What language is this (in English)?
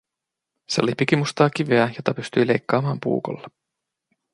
Finnish